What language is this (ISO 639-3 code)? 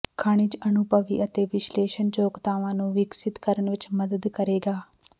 pan